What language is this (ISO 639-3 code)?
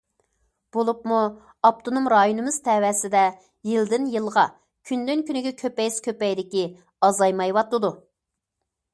uig